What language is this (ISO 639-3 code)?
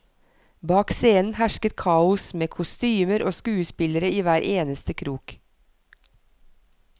nor